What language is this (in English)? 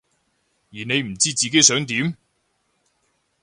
Cantonese